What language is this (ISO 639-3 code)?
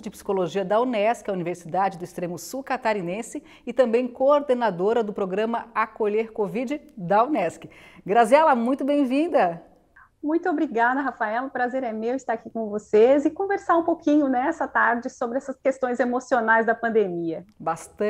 por